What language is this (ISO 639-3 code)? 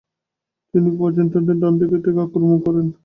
ben